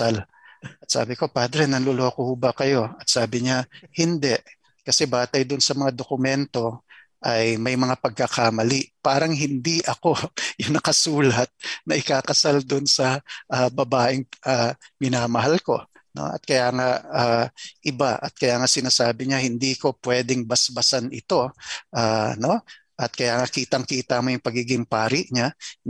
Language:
Filipino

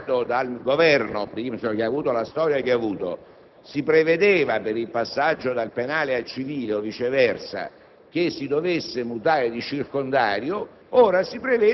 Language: Italian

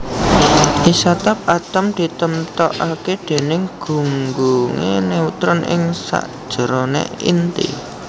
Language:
Javanese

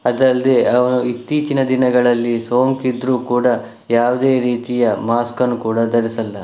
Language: Kannada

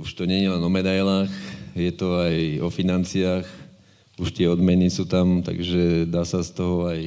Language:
Slovak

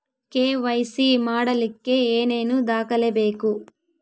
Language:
Kannada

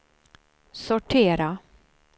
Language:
Swedish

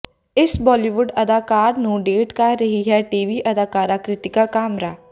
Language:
Punjabi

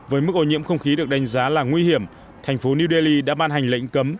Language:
Vietnamese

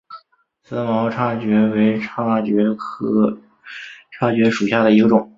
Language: Chinese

